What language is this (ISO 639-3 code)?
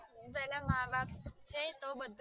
guj